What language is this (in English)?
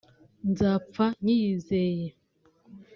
Kinyarwanda